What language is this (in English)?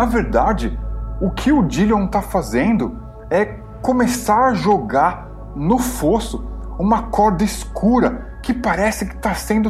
Portuguese